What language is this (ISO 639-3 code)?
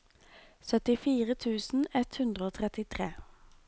nor